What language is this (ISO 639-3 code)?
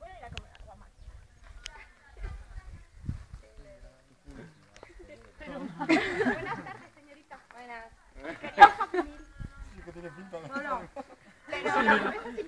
spa